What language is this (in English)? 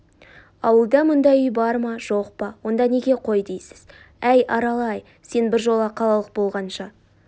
Kazakh